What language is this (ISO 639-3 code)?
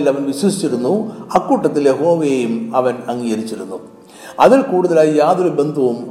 mal